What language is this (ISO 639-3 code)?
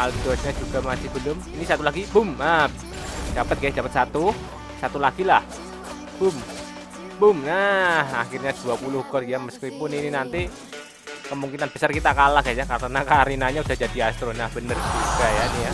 ind